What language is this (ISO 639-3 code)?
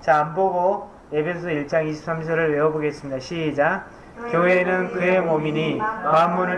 kor